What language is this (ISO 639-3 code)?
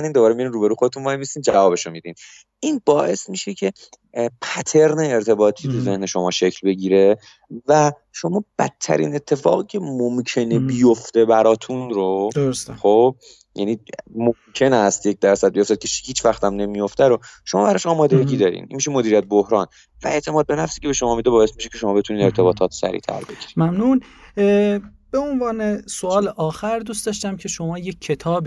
fas